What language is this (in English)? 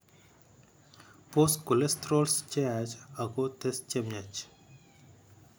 Kalenjin